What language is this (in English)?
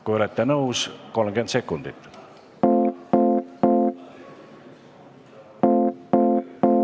Estonian